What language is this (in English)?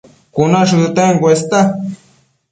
Matsés